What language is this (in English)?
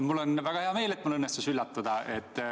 Estonian